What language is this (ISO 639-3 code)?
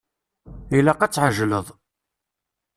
kab